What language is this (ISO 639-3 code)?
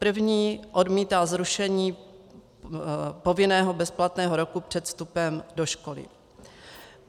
ces